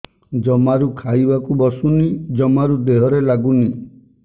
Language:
Odia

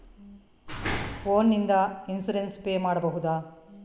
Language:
Kannada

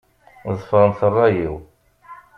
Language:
Kabyle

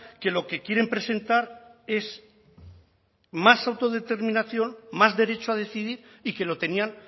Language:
Spanish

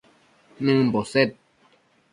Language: Matsés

